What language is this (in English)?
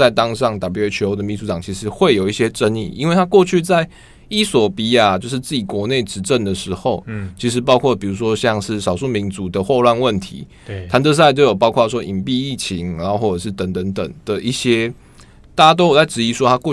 Chinese